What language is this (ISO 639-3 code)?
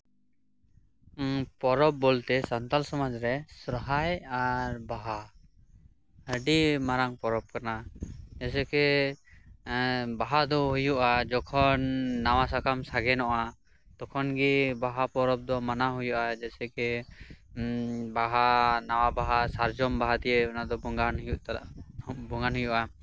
sat